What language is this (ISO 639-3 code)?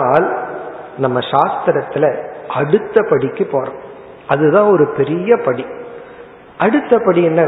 tam